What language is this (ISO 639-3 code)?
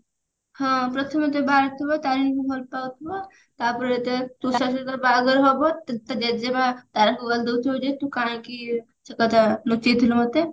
ori